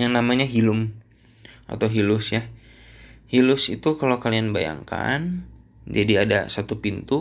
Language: Indonesian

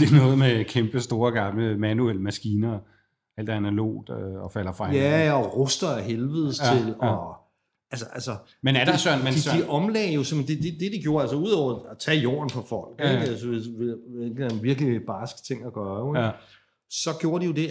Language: Danish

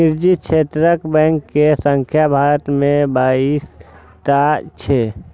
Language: Maithili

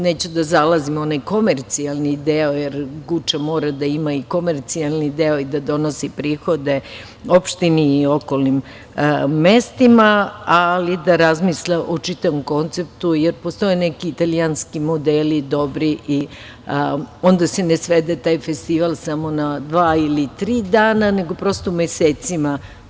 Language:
Serbian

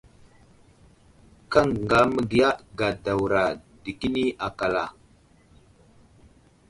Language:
Wuzlam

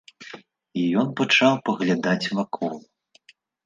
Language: Belarusian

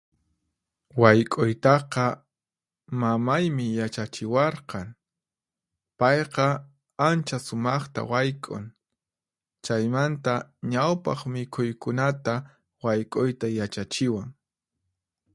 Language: Puno Quechua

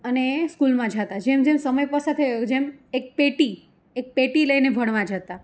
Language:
Gujarati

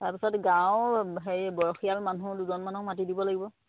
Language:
Assamese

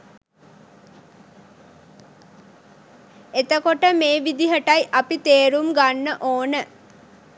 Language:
Sinhala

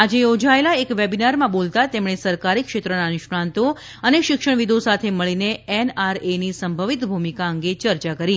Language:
Gujarati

